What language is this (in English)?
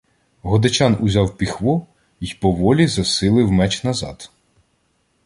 Ukrainian